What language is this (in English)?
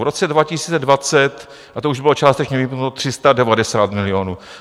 Czech